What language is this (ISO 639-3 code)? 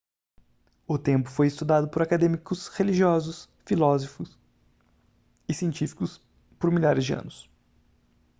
por